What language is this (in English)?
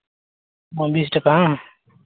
Santali